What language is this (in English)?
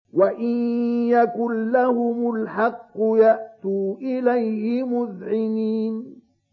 Arabic